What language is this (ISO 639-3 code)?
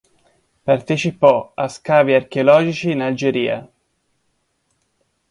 ita